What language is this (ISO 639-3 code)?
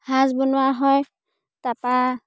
asm